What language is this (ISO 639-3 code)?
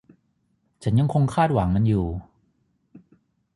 tha